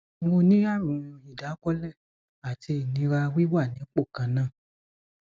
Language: Yoruba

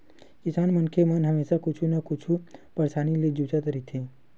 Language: Chhattisgarhi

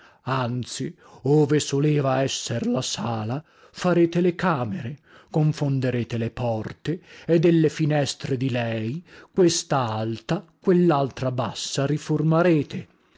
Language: Italian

